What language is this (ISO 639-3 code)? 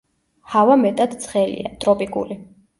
kat